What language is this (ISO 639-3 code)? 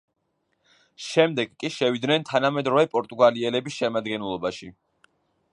kat